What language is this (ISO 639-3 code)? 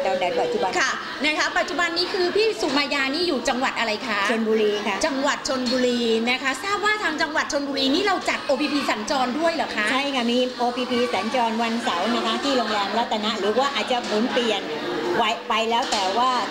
tha